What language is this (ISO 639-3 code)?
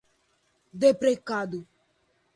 por